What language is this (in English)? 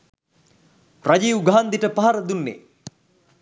Sinhala